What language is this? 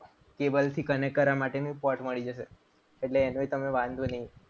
Gujarati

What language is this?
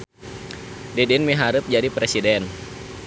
Sundanese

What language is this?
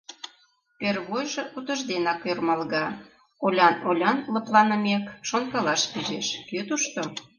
Mari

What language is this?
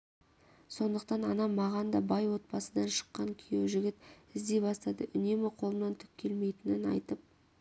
Kazakh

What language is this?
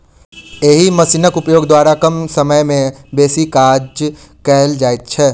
Maithili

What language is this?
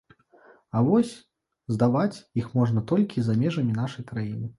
Belarusian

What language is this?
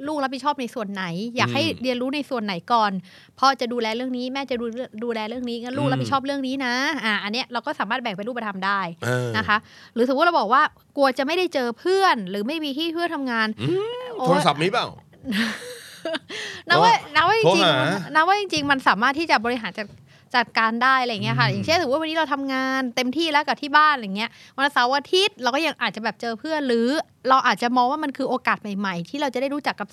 Thai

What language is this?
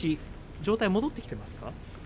Japanese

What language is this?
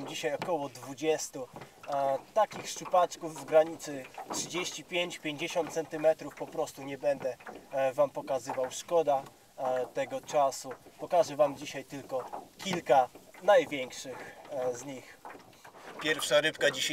Polish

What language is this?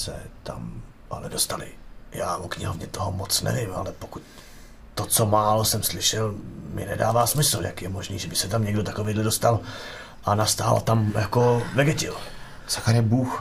Czech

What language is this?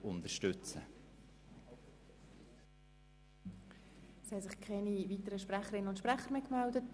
Swiss German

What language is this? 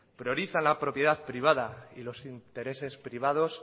Spanish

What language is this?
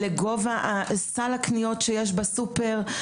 Hebrew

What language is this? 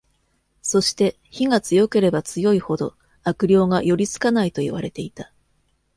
Japanese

